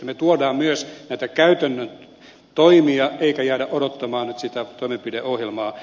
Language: Finnish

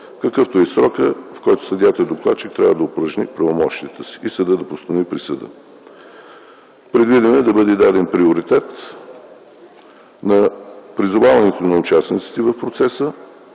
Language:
Bulgarian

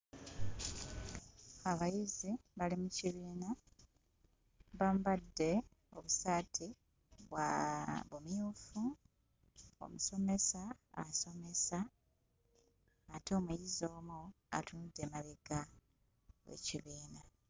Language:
Ganda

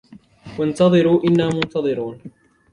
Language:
Arabic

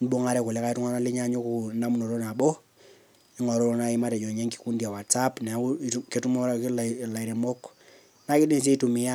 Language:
Masai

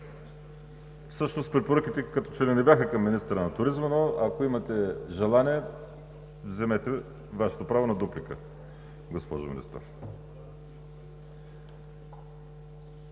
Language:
Bulgarian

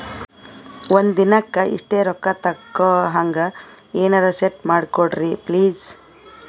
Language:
Kannada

